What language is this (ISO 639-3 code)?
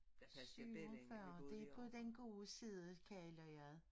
dan